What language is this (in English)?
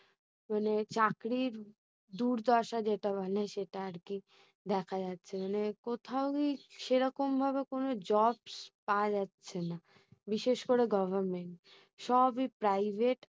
Bangla